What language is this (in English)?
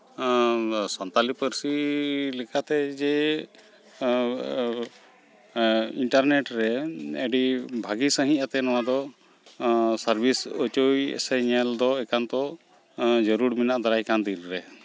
Santali